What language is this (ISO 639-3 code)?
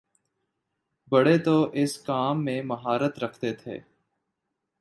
urd